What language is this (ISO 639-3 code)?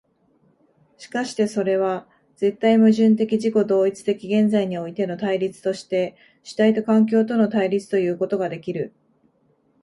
jpn